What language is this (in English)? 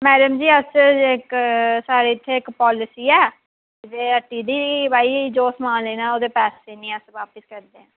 Dogri